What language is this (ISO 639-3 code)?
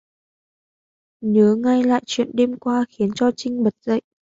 vie